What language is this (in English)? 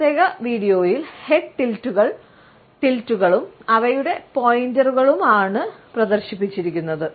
Malayalam